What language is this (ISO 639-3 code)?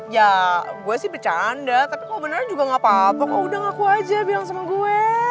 ind